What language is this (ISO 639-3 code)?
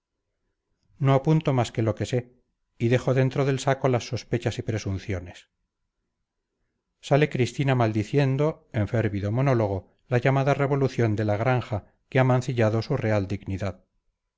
spa